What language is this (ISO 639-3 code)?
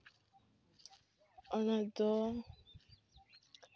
sat